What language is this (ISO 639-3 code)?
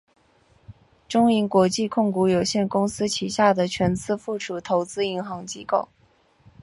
zho